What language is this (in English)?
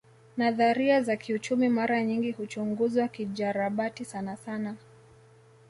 Swahili